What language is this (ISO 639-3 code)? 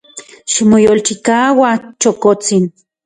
ncx